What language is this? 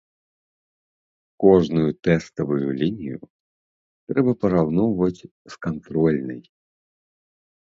Belarusian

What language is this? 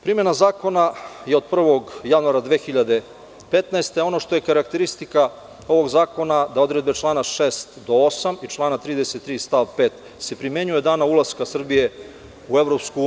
Serbian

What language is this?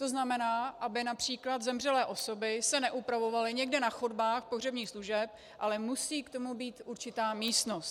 Czech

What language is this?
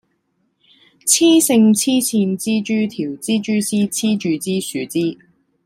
Cantonese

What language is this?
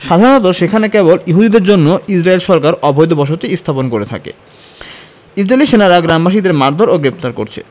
Bangla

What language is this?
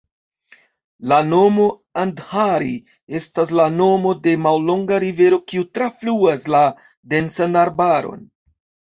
Esperanto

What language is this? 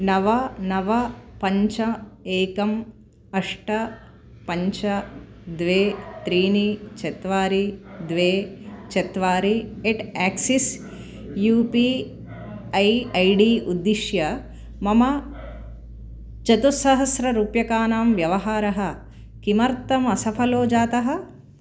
Sanskrit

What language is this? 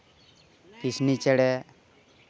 Santali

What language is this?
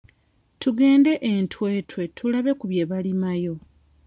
Ganda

